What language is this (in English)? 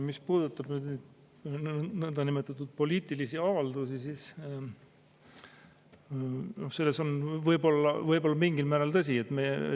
Estonian